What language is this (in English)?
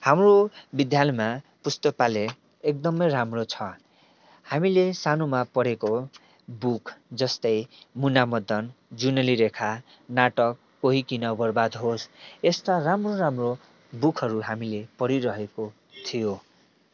Nepali